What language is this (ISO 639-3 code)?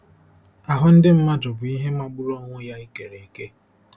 ibo